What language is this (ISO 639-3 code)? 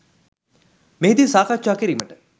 sin